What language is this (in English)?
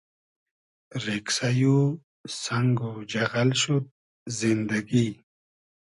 Hazaragi